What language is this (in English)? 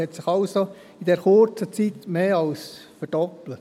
Swiss German